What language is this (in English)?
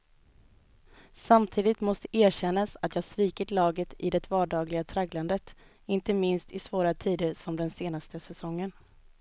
Swedish